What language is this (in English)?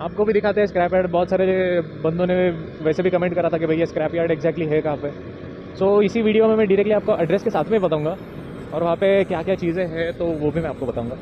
Hindi